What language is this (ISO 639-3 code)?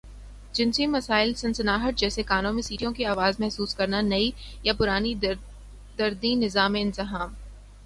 urd